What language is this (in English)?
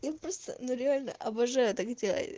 Russian